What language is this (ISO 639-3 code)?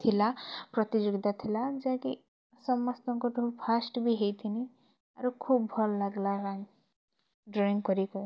ori